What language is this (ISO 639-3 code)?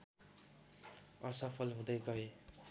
nep